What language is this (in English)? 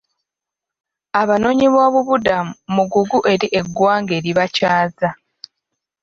Ganda